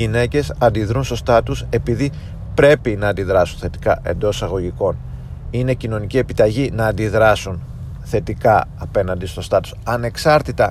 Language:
Greek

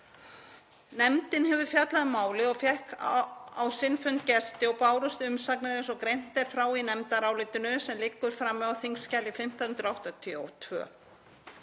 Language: Icelandic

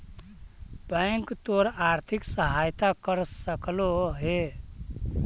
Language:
Magahi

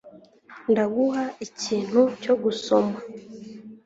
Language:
Kinyarwanda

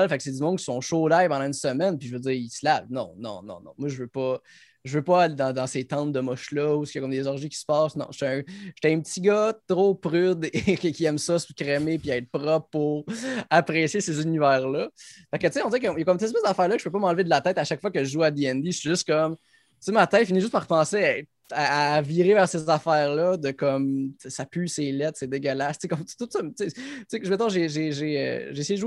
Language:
French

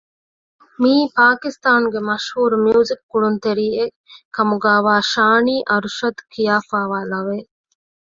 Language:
Divehi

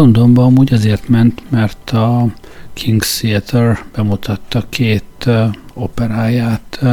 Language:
Hungarian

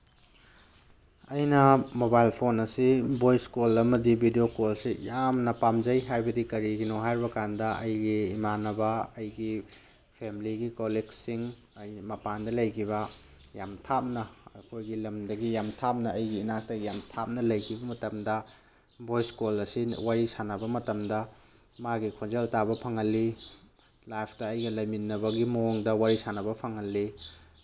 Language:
Manipuri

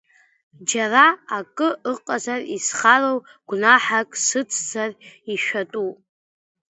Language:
Abkhazian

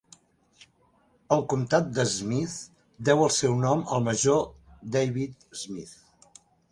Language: Catalan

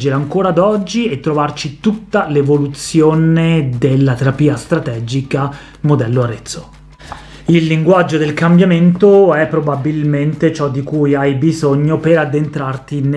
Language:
Italian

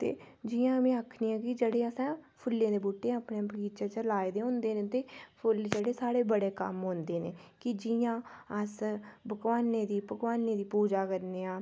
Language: Dogri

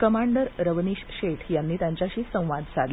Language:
Marathi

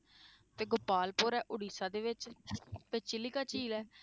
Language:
Punjabi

